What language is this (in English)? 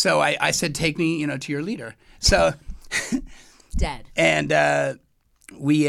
English